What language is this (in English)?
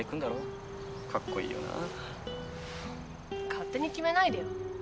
Japanese